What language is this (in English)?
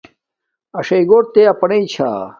Domaaki